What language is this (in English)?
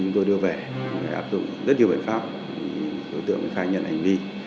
Vietnamese